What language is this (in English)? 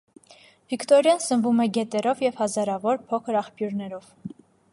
Armenian